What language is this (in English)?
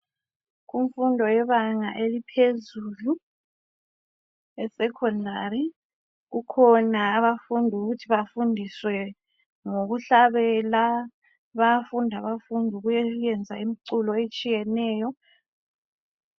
North Ndebele